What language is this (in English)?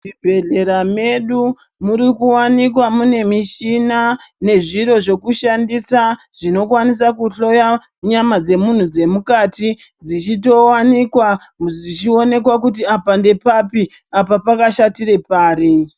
Ndau